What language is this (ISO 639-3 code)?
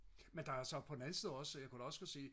dan